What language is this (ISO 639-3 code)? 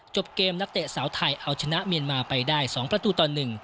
tha